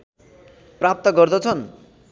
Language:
Nepali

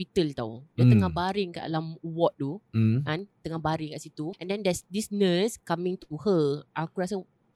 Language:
Malay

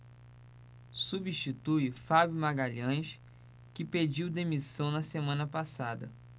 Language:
Portuguese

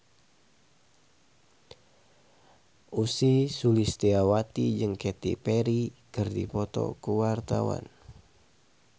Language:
Sundanese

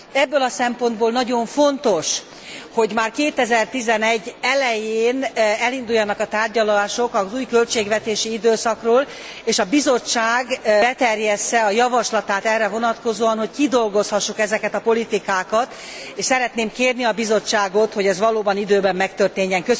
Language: Hungarian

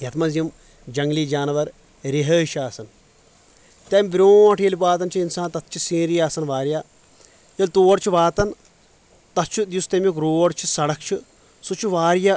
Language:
Kashmiri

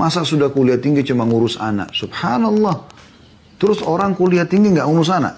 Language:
Indonesian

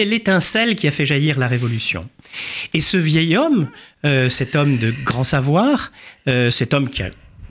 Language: French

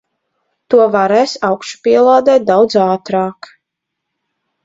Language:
Latvian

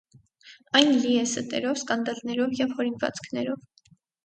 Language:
Armenian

